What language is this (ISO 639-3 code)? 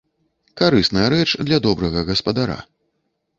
bel